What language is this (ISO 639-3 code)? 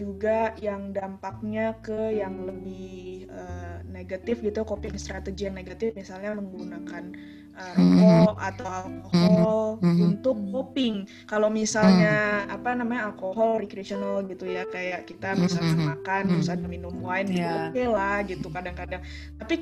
ind